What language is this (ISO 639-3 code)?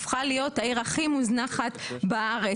heb